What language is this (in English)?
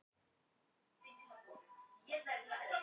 Icelandic